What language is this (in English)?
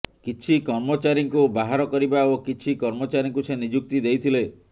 Odia